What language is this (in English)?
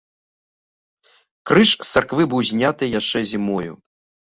Belarusian